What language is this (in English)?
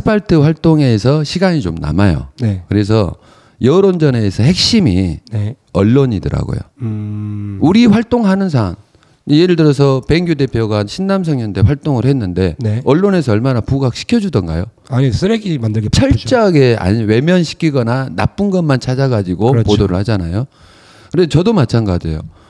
Korean